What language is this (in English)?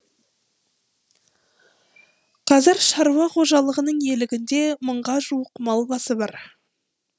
Kazakh